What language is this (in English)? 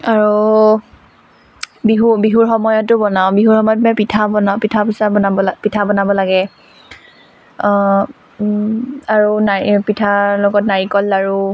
Assamese